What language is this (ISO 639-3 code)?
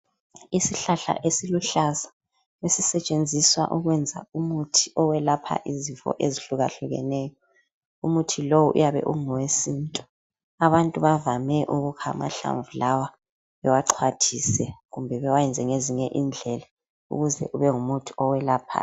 nde